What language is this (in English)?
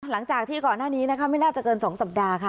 Thai